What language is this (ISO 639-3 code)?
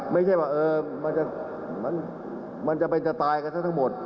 tha